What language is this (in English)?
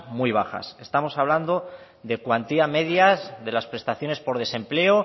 Spanish